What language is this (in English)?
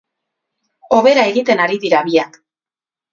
Basque